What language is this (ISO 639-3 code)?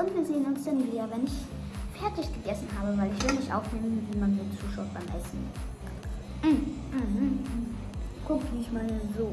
deu